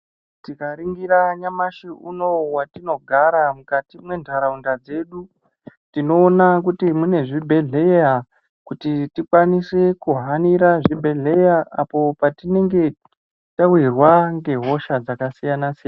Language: Ndau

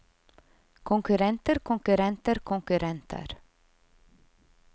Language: Norwegian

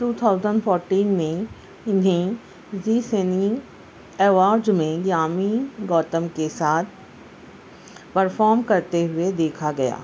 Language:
Urdu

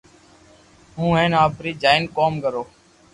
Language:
Loarki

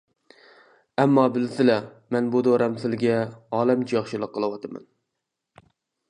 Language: Uyghur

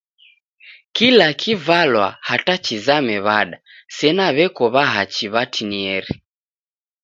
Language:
Taita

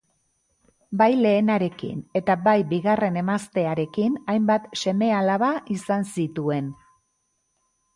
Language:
Basque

